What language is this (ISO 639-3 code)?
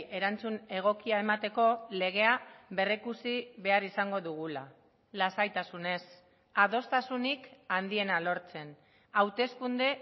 eus